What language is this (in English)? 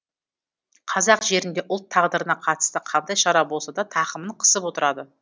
Kazakh